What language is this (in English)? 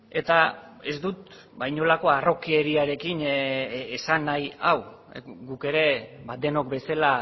Basque